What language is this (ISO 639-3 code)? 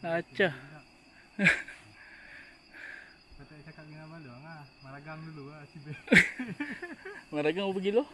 msa